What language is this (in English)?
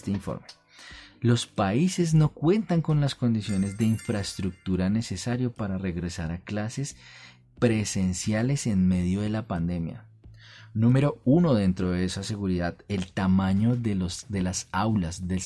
Spanish